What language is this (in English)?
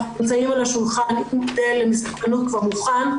Hebrew